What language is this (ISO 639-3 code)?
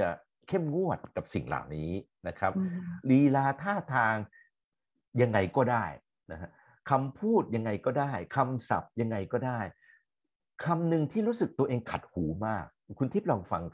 tha